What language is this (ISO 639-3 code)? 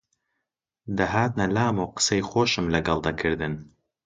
ckb